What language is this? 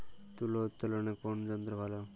Bangla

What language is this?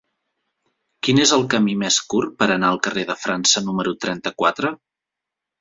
Catalan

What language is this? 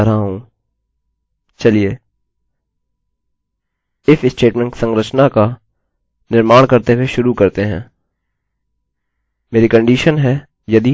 Hindi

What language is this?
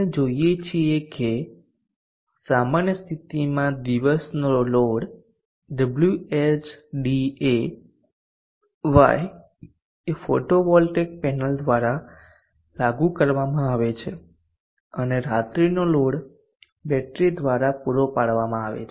Gujarati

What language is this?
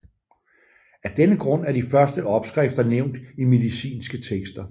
Danish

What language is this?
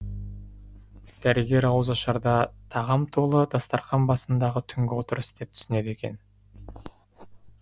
Kazakh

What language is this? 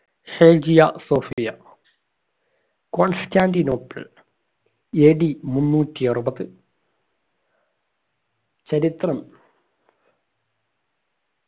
Malayalam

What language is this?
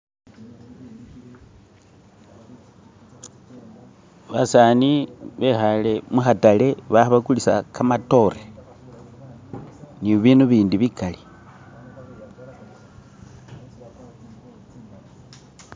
Masaaba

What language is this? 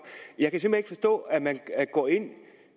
Danish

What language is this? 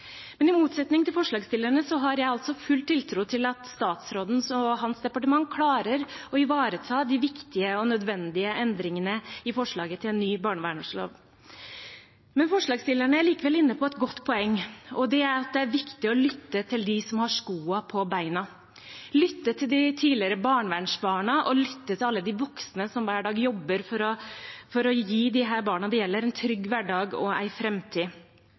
Norwegian Bokmål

